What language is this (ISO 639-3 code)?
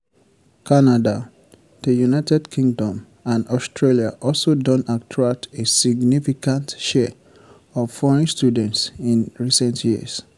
pcm